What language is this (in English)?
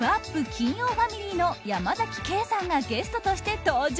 Japanese